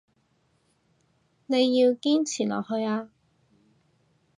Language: Cantonese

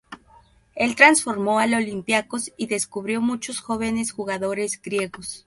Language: Spanish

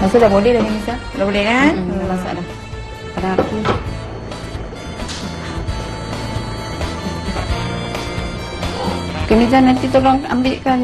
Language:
Malay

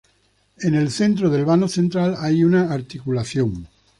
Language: Spanish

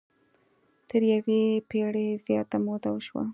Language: Pashto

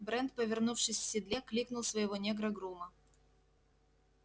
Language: Russian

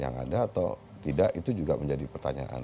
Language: Indonesian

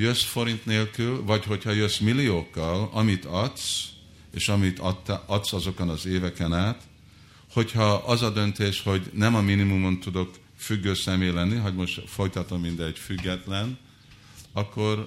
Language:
Hungarian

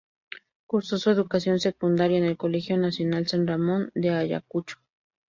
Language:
Spanish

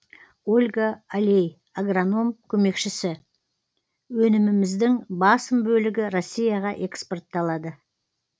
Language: Kazakh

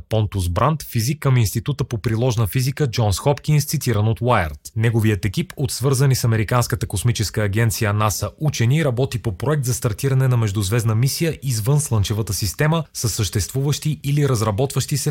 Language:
Bulgarian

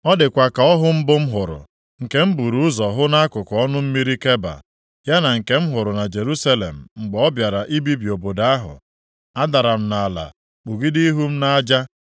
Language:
Igbo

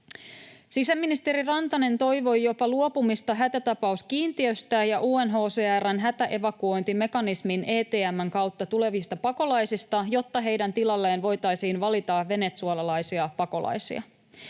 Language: Finnish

